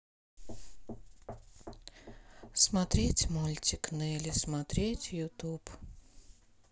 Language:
Russian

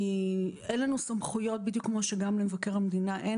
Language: Hebrew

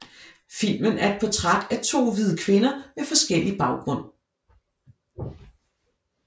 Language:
Danish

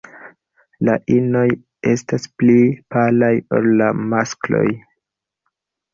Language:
Esperanto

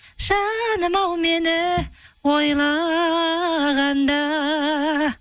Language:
Kazakh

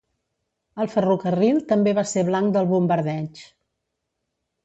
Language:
Catalan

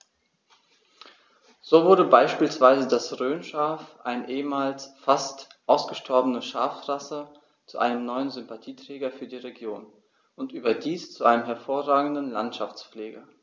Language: German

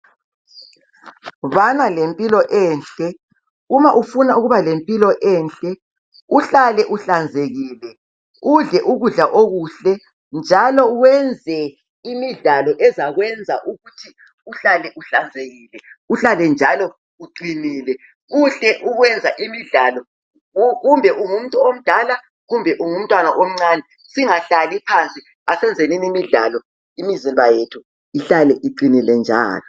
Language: North Ndebele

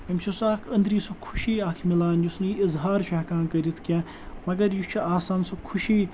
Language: Kashmiri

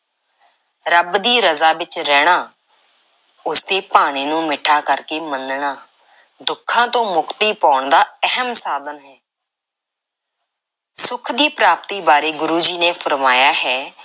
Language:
Punjabi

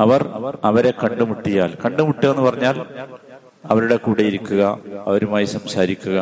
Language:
Malayalam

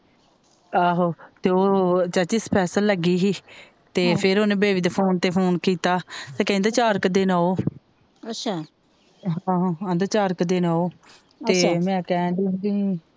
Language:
Punjabi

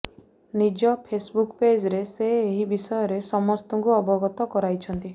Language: Odia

